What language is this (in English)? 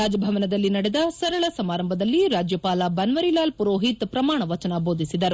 Kannada